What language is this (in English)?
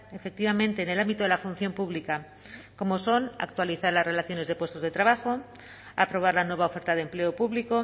Spanish